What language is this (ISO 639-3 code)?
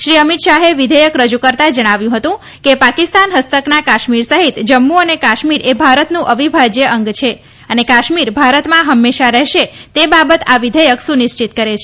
guj